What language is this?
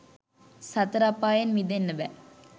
Sinhala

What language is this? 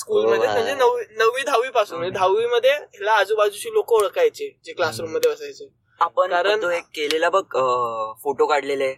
Marathi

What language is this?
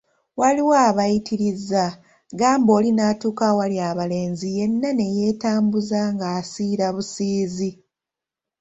Ganda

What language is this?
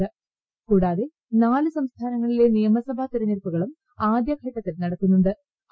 Malayalam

